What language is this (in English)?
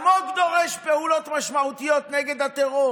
Hebrew